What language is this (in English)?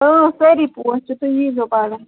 Kashmiri